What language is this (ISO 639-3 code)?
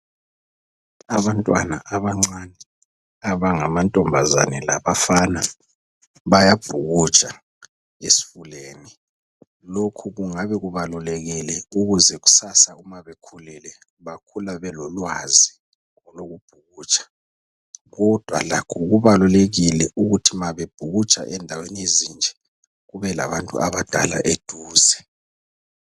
nde